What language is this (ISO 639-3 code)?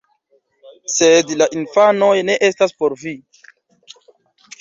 epo